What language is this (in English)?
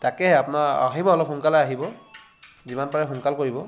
Assamese